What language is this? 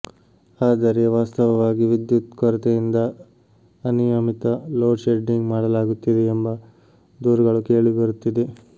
Kannada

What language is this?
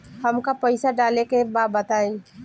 Bhojpuri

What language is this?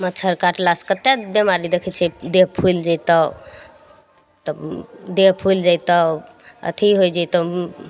Maithili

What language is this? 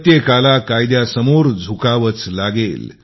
Marathi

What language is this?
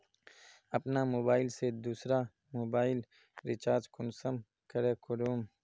Magahi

